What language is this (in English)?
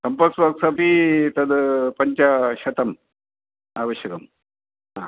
Sanskrit